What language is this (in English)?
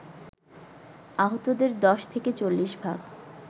Bangla